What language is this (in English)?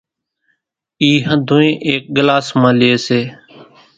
Kachi Koli